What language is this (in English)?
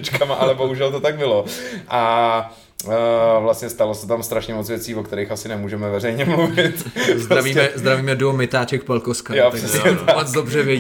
Czech